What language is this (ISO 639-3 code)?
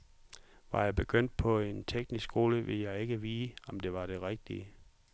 dan